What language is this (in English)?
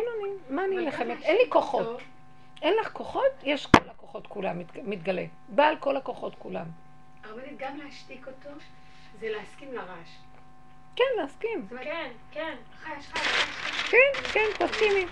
Hebrew